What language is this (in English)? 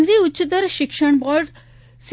Gujarati